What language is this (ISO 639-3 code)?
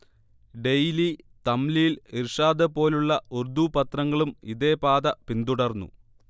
mal